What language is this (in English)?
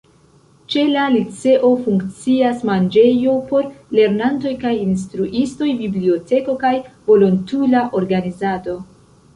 Esperanto